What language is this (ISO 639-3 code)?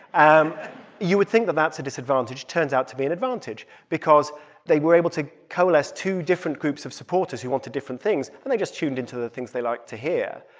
eng